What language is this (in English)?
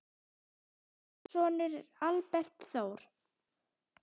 Icelandic